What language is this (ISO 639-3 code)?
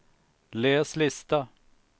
swe